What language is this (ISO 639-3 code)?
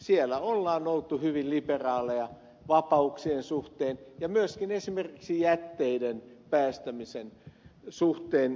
fin